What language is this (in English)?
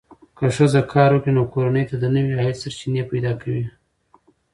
Pashto